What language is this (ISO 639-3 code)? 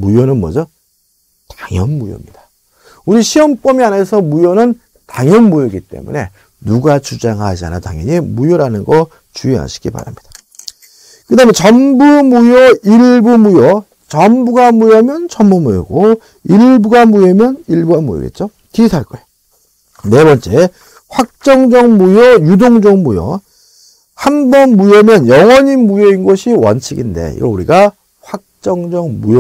kor